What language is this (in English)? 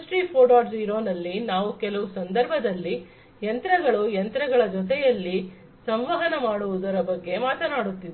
Kannada